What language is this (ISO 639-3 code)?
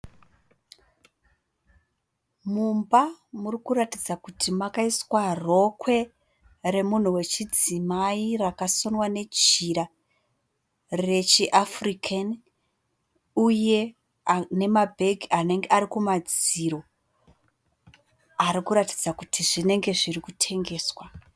sna